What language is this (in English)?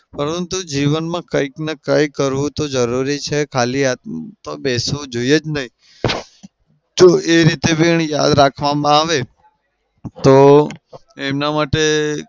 Gujarati